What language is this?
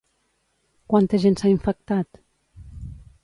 Catalan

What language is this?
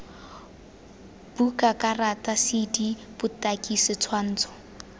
Tswana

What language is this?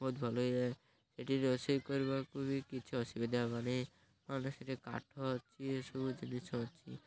Odia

